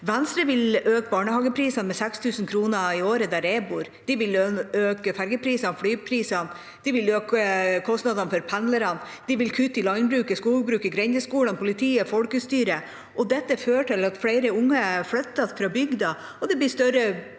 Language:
Norwegian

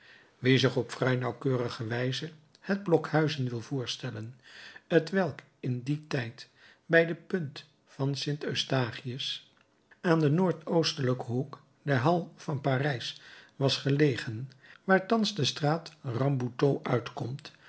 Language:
Dutch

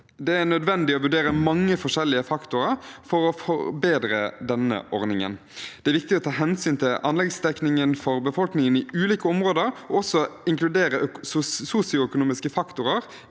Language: Norwegian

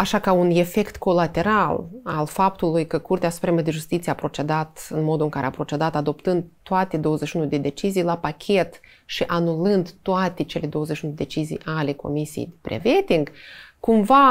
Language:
Romanian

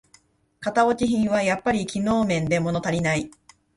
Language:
Japanese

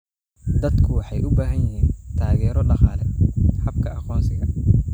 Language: Somali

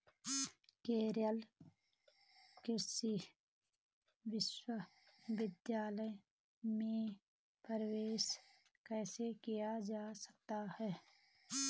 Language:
Hindi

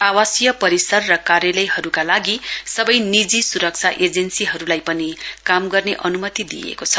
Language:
Nepali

